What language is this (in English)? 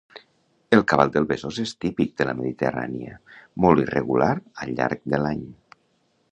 Catalan